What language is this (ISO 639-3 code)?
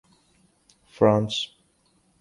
urd